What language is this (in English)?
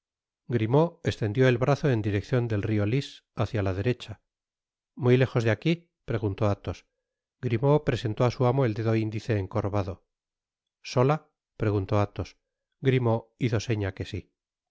Spanish